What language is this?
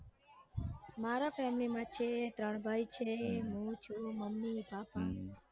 Gujarati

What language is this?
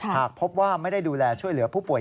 Thai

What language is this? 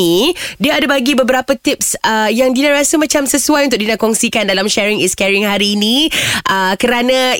Malay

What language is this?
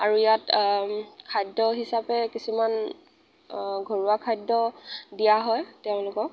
Assamese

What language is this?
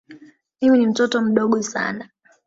Swahili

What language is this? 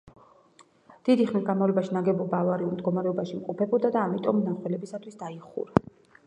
Georgian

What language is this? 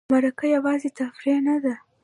Pashto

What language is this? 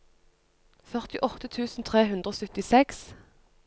Norwegian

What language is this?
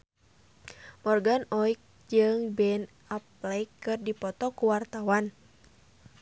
Sundanese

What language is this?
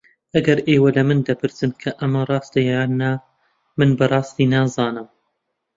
Central Kurdish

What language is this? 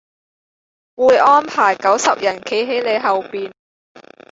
Cantonese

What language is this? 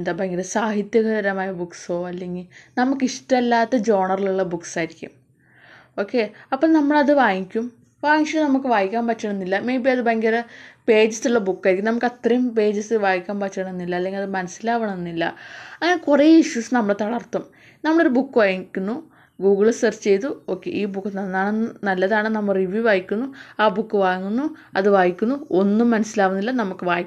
Malayalam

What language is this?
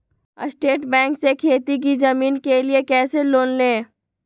Magahi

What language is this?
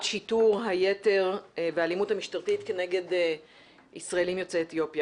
Hebrew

